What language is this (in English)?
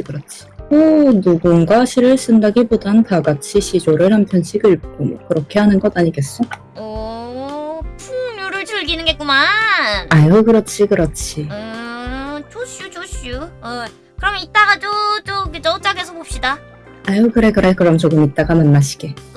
Korean